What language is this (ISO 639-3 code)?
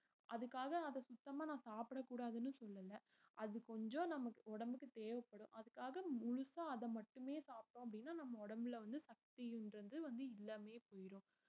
tam